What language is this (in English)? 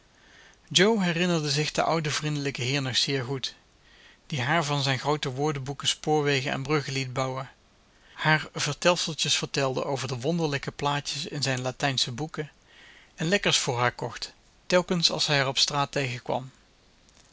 Dutch